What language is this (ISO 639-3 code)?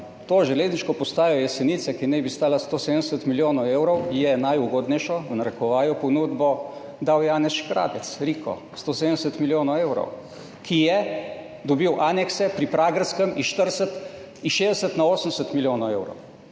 slv